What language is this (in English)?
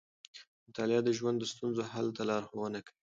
Pashto